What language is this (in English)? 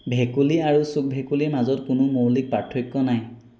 Assamese